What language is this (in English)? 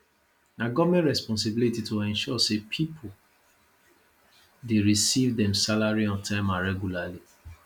Nigerian Pidgin